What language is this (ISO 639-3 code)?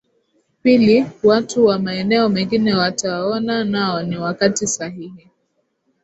swa